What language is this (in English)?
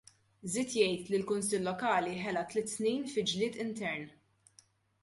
Maltese